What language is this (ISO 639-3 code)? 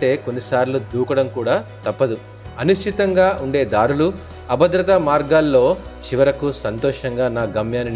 tel